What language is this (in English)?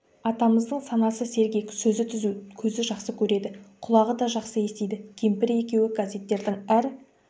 Kazakh